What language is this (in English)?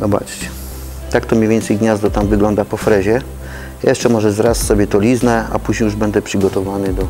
Polish